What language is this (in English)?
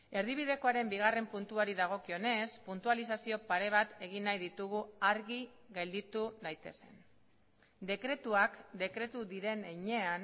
Basque